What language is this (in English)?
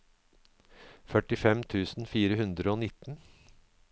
Norwegian